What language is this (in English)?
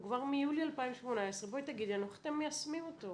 Hebrew